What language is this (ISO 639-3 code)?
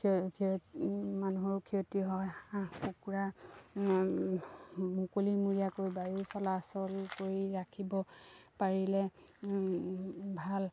asm